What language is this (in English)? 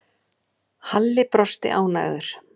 Icelandic